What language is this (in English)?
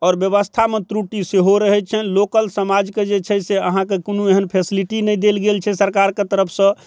Maithili